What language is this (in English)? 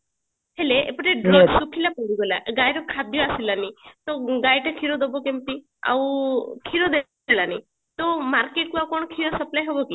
Odia